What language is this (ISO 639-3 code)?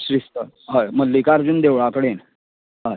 kok